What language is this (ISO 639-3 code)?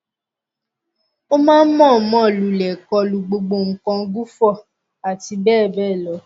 yor